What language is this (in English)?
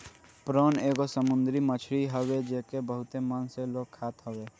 Bhojpuri